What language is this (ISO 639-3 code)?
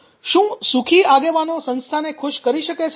guj